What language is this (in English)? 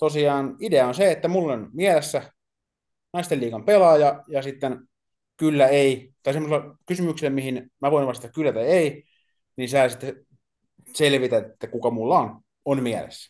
Finnish